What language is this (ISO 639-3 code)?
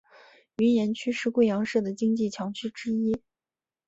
zho